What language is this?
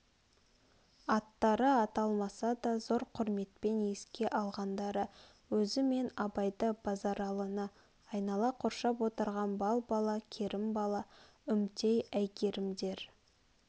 Kazakh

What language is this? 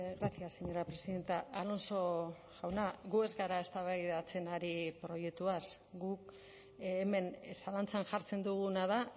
Basque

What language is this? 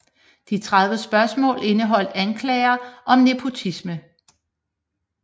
Danish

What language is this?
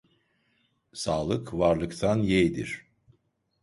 Turkish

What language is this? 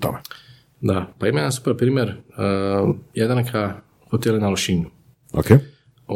Croatian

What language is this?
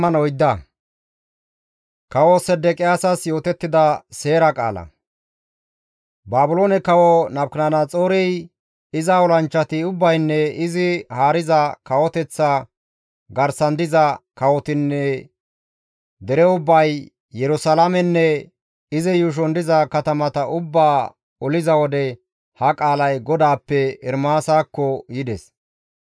Gamo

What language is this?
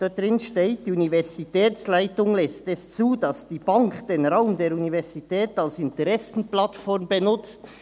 Swiss German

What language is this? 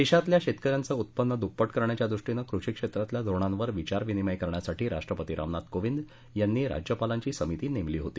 Marathi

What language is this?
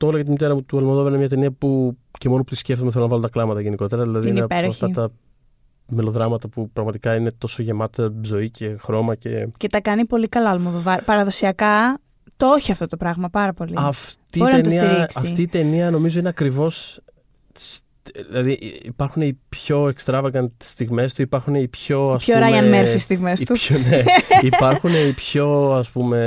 Greek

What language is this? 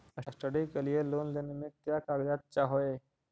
Magahi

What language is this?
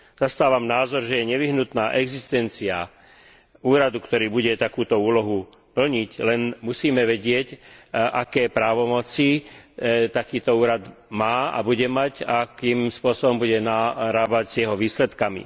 Slovak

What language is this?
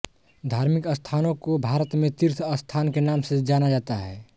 Hindi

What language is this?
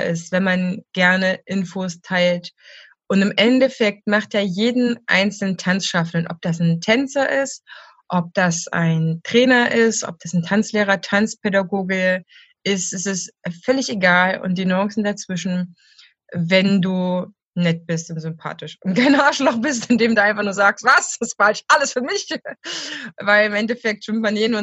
German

